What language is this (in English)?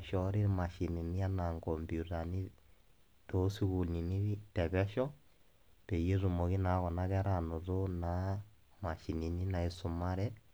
Masai